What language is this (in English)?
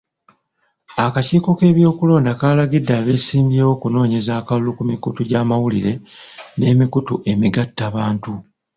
Ganda